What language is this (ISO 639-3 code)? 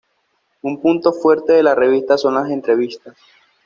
spa